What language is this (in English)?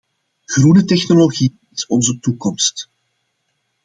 Dutch